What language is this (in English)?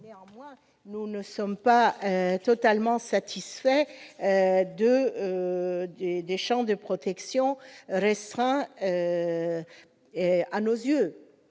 French